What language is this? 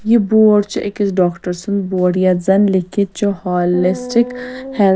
Kashmiri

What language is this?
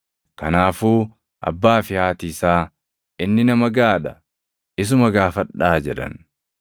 Oromo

